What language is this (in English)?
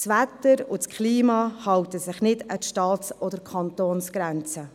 Swiss German